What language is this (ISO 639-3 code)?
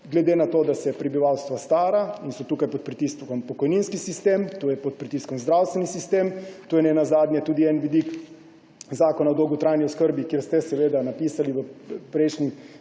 slv